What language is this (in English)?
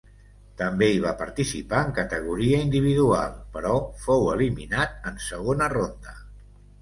Catalan